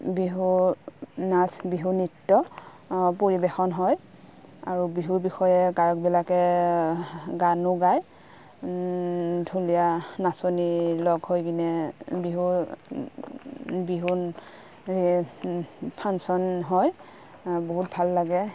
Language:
Assamese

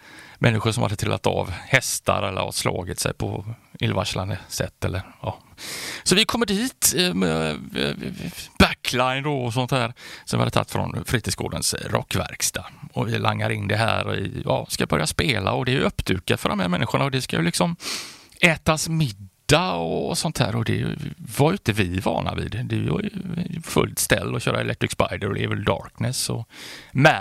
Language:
Swedish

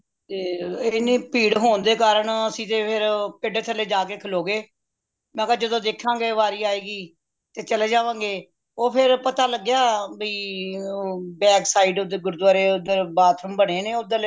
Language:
Punjabi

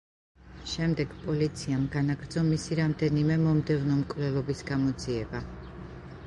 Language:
Georgian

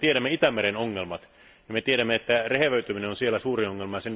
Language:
Finnish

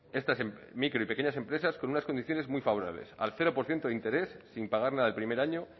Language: Spanish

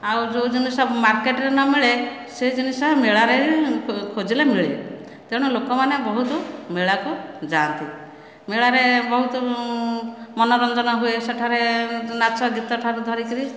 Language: Odia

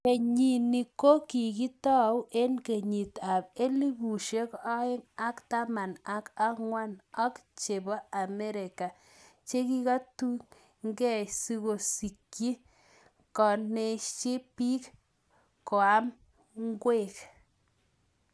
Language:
Kalenjin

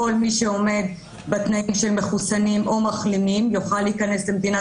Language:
Hebrew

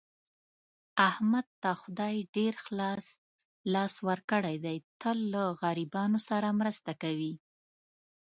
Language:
Pashto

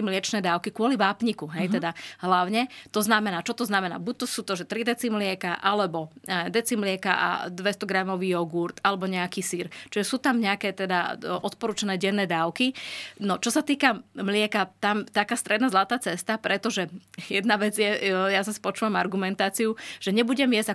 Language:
Slovak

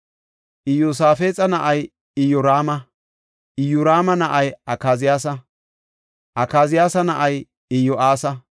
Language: Gofa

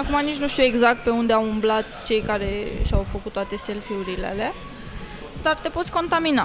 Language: Romanian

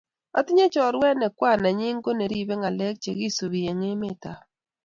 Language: Kalenjin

